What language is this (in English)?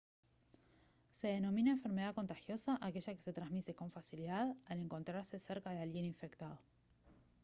Spanish